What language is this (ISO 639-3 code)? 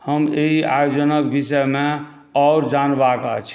mai